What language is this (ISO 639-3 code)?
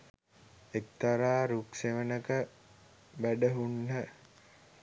sin